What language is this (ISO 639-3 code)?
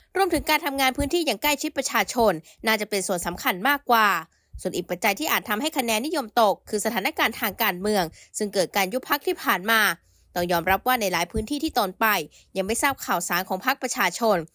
tha